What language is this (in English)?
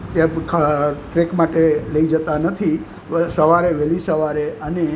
Gujarati